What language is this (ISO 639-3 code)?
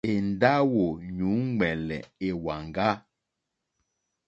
bri